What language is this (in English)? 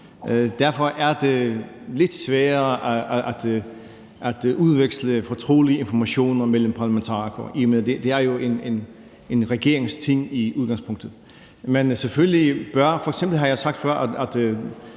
Danish